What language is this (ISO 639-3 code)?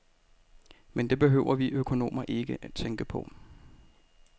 dan